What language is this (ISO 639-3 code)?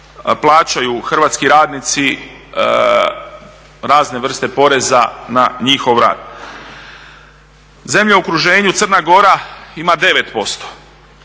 hrv